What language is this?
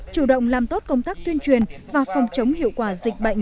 Vietnamese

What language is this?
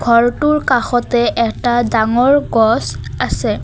Assamese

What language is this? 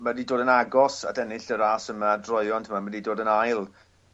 Welsh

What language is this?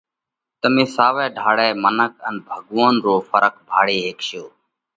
Parkari Koli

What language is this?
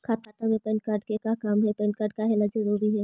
Magahi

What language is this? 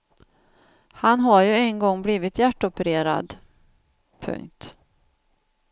Swedish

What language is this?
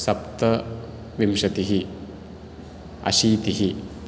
Sanskrit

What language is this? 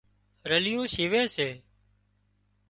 Wadiyara Koli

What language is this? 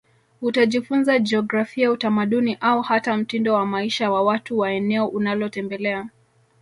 Swahili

